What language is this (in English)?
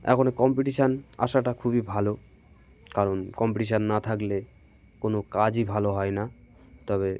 Bangla